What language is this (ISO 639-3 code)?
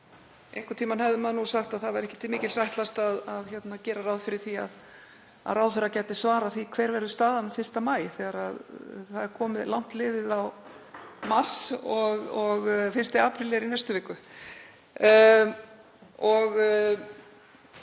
isl